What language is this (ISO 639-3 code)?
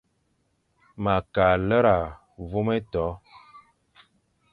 fan